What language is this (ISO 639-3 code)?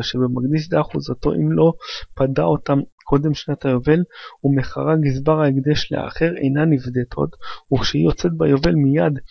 heb